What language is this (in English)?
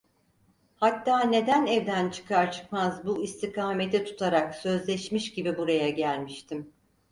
Turkish